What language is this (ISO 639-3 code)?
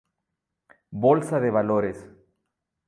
spa